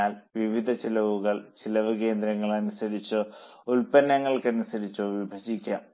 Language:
Malayalam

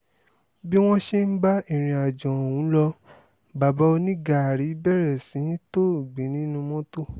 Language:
Yoruba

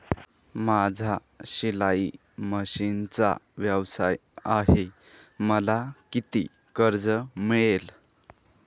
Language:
Marathi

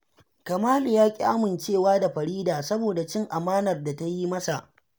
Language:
Hausa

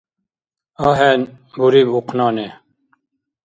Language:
Dargwa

